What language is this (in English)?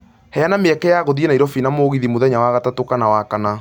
Kikuyu